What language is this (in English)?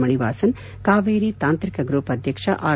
Kannada